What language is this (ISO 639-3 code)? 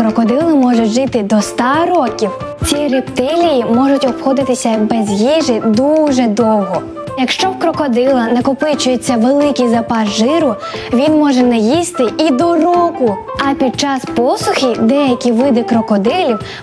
ukr